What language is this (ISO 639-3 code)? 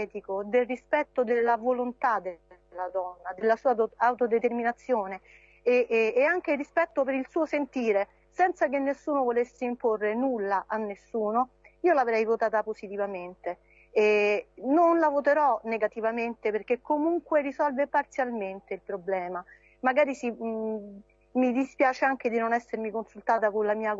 ita